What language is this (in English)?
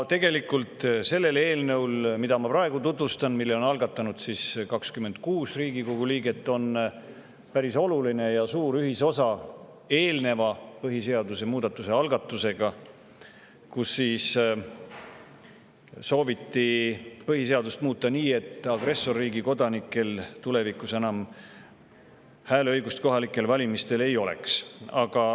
Estonian